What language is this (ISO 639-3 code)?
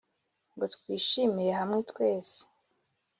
kin